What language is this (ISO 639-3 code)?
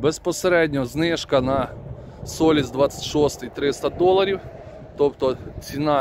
ukr